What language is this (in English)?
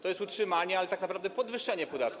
Polish